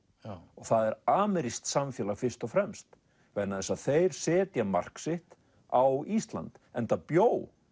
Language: Icelandic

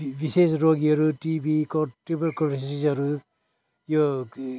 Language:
Nepali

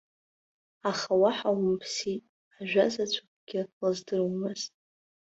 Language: Abkhazian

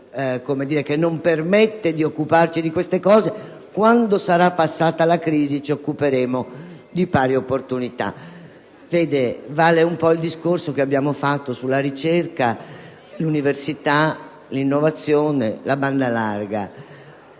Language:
Italian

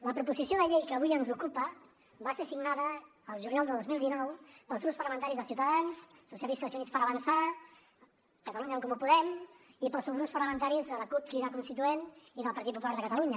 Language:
Catalan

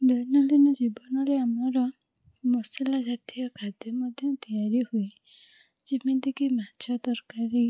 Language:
Odia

